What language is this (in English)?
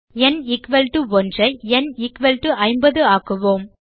Tamil